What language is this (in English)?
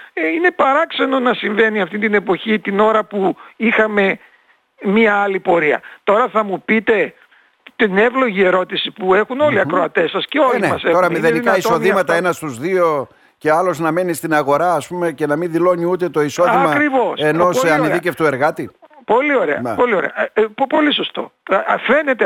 Greek